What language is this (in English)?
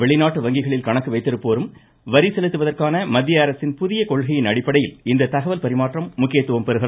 Tamil